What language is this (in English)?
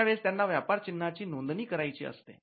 Marathi